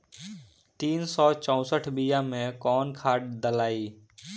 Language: Bhojpuri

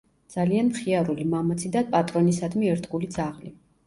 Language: Georgian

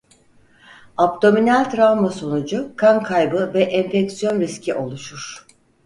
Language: Turkish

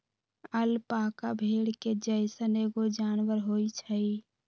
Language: Magahi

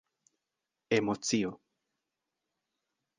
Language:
Esperanto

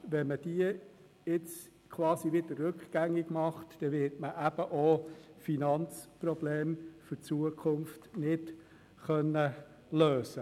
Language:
Swiss German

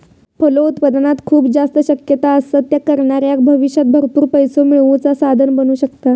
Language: Marathi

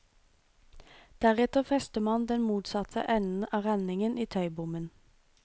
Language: Norwegian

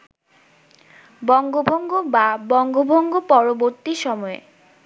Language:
Bangla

